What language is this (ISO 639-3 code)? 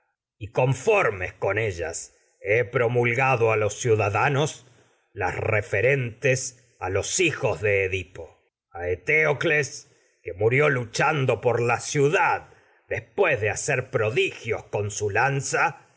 spa